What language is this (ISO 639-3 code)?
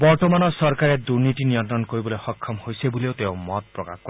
asm